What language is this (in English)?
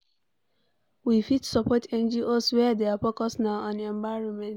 Nigerian Pidgin